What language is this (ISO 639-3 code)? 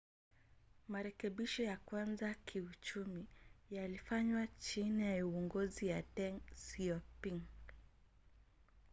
swa